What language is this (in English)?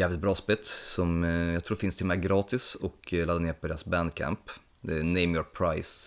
Swedish